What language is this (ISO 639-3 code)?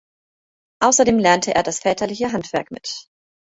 deu